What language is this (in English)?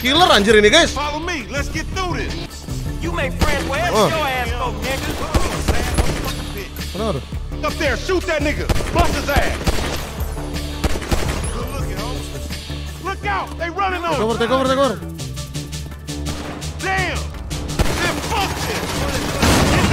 Indonesian